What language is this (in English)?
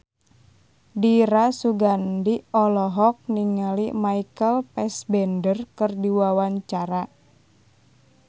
Sundanese